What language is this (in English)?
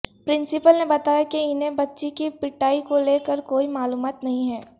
Urdu